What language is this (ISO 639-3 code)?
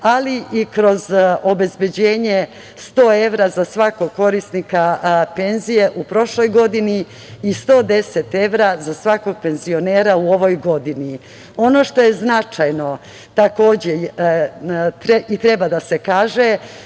srp